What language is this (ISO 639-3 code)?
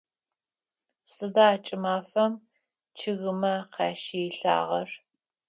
ady